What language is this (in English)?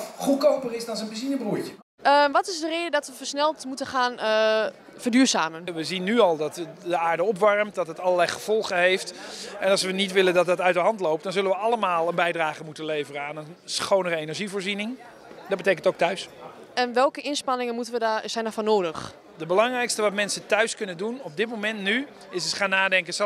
Dutch